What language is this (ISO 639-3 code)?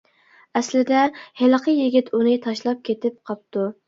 uig